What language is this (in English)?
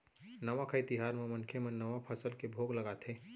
Chhattisgarhi